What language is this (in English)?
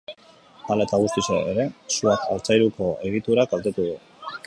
Basque